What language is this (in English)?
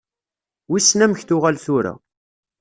Kabyle